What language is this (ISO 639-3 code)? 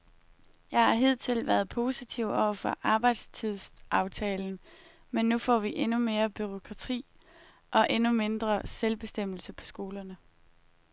dan